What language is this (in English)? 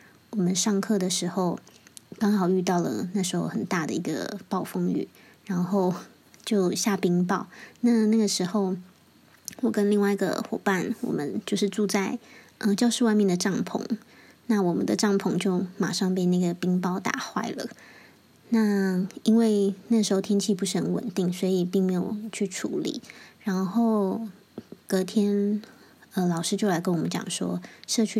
Chinese